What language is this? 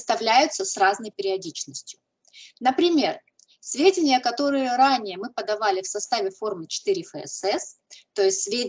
Russian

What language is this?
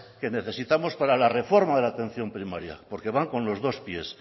Spanish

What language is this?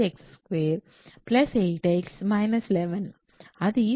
Telugu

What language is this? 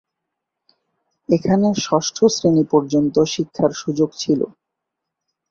Bangla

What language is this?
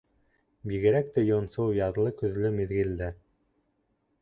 Bashkir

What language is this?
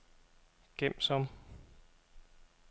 Danish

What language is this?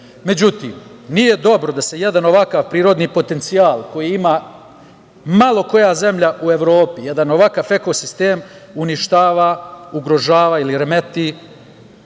Serbian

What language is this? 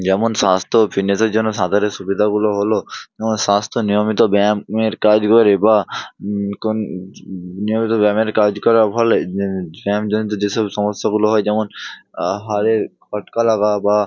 Bangla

